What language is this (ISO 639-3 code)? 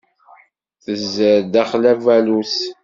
kab